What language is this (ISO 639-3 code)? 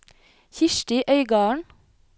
nor